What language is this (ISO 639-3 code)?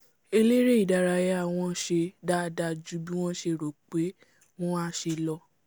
yor